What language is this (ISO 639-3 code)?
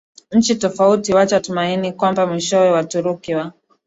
swa